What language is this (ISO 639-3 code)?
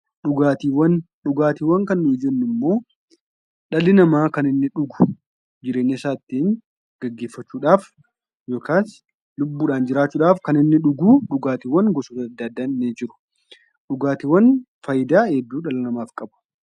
orm